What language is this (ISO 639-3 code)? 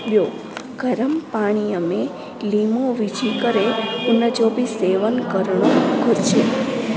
snd